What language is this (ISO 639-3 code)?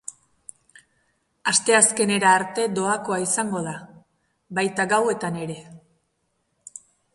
eus